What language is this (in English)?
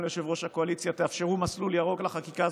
Hebrew